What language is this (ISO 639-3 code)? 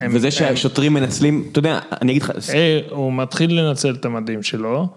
heb